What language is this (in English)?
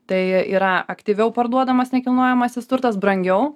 Lithuanian